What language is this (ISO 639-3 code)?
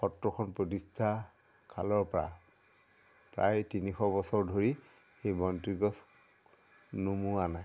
asm